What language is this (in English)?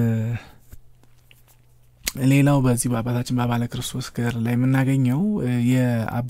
Arabic